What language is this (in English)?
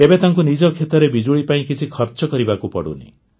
Odia